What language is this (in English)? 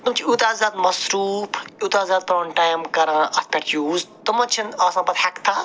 Kashmiri